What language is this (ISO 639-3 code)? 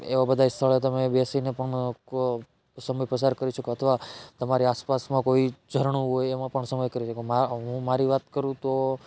guj